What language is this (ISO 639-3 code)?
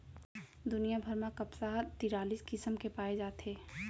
hne